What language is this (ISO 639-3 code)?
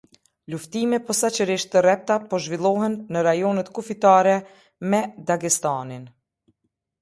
sqi